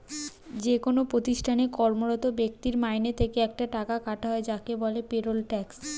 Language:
Bangla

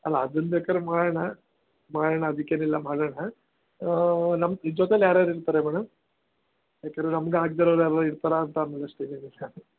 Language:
Kannada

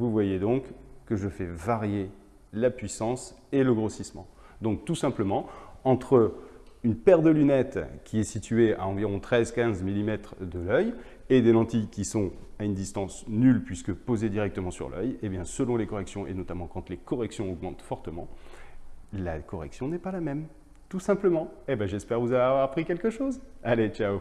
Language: French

